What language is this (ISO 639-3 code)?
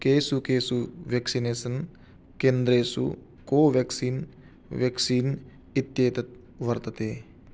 san